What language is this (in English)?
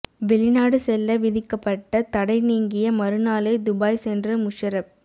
Tamil